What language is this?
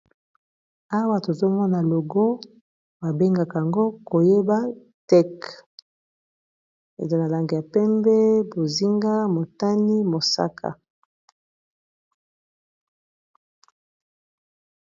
Lingala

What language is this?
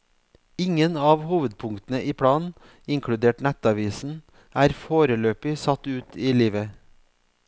Norwegian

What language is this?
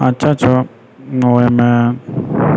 Maithili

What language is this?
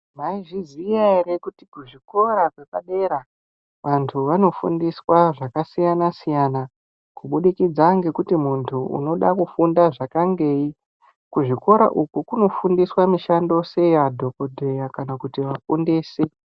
Ndau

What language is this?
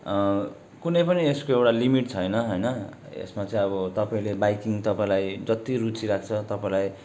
Nepali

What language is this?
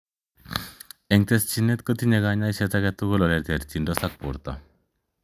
Kalenjin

